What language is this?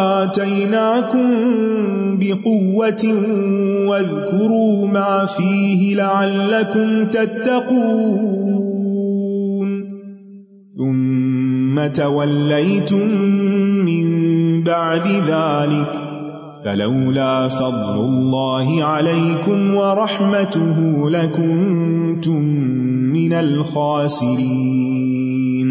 Urdu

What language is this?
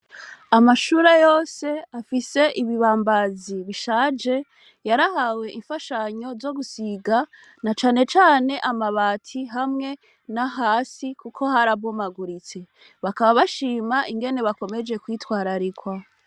Rundi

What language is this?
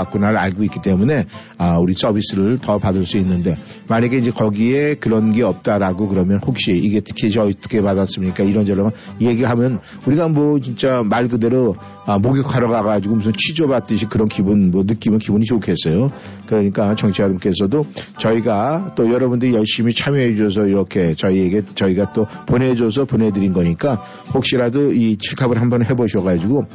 Korean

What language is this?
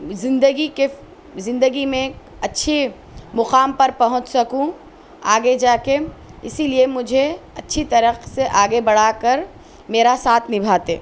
Urdu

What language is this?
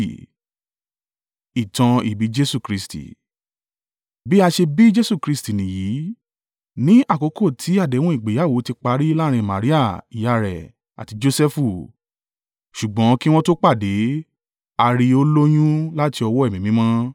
Yoruba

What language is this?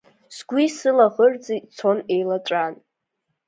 Abkhazian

